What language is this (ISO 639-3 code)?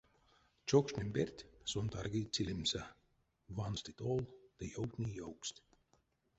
myv